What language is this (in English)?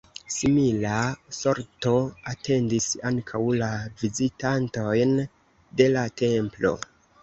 Esperanto